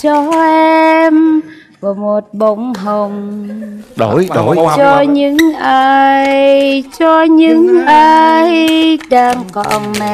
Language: Vietnamese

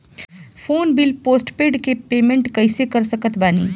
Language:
Bhojpuri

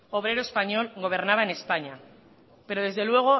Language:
Spanish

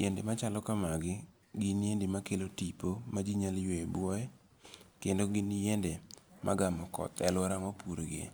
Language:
Luo (Kenya and Tanzania)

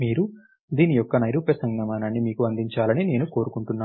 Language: Telugu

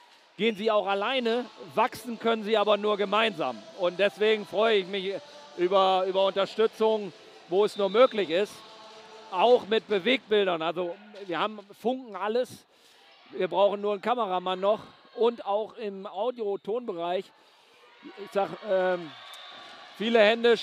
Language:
German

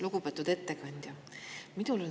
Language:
Estonian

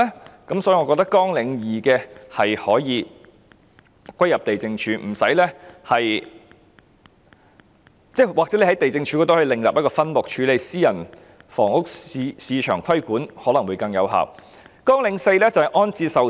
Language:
Cantonese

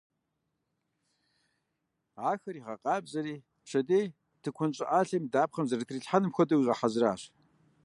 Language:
Kabardian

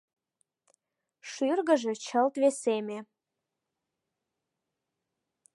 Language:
Mari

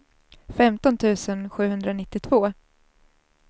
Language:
Swedish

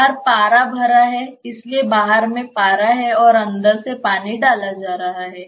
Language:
Hindi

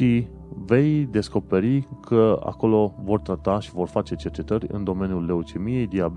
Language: Romanian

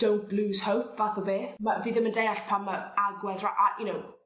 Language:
Welsh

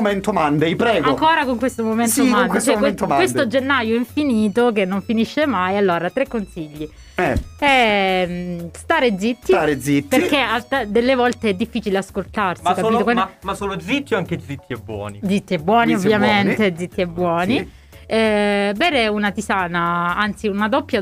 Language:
Italian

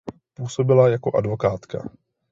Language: Czech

